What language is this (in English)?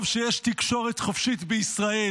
Hebrew